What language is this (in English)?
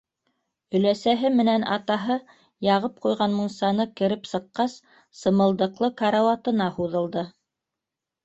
Bashkir